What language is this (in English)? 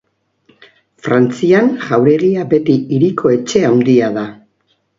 Basque